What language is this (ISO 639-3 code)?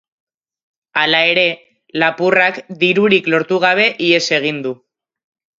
eus